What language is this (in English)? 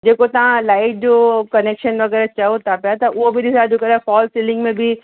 Sindhi